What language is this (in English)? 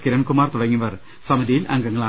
Malayalam